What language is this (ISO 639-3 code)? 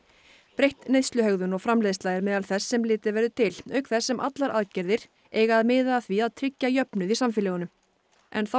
isl